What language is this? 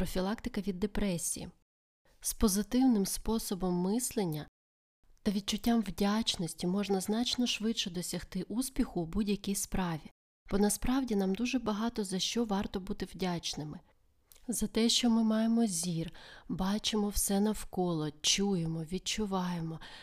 Ukrainian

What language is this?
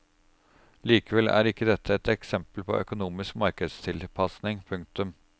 Norwegian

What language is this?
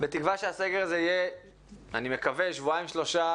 Hebrew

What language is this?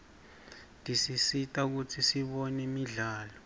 Swati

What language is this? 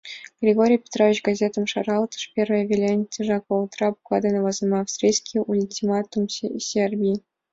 Mari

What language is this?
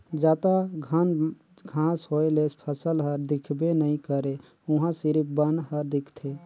Chhattisgarhi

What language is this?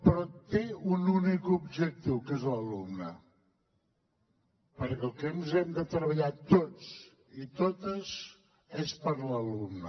Catalan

